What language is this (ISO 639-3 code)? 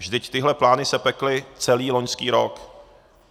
ces